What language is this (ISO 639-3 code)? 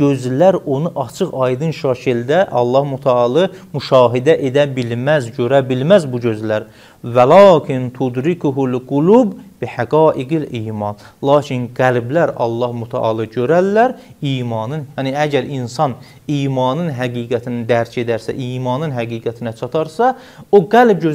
tur